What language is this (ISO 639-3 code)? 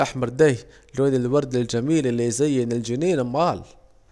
aec